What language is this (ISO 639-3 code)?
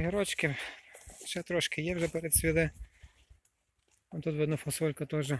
ukr